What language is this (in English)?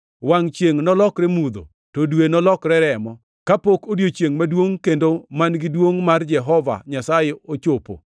Luo (Kenya and Tanzania)